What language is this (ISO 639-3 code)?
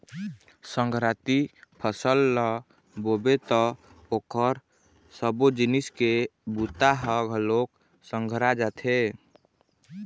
hne